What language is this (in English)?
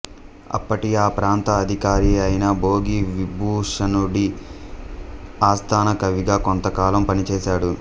Telugu